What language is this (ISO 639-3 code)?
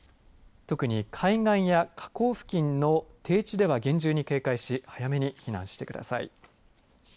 jpn